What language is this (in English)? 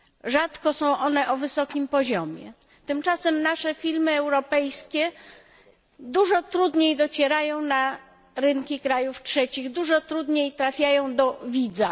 Polish